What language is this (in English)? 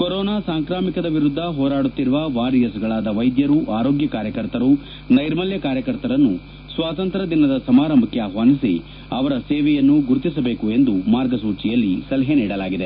Kannada